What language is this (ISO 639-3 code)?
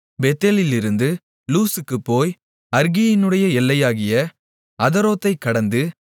tam